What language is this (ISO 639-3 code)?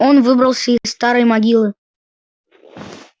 rus